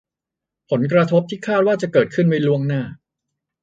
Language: Thai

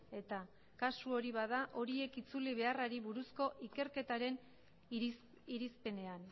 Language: Basque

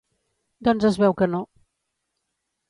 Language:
Catalan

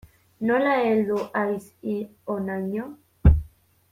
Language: Basque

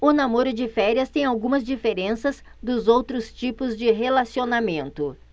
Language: Portuguese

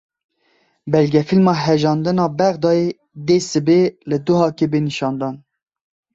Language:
Kurdish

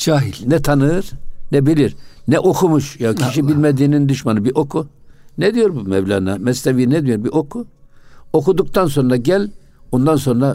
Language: Turkish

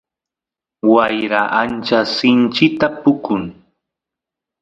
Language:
Santiago del Estero Quichua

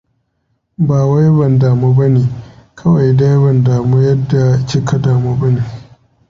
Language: Hausa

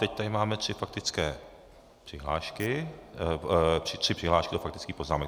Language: Czech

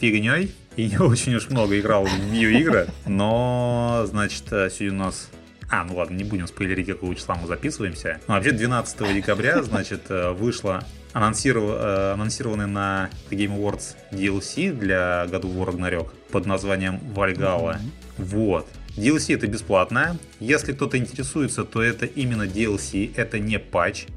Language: Russian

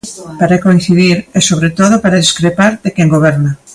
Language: Galician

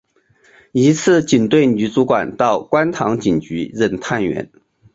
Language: Chinese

